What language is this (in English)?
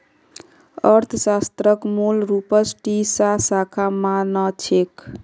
Magahi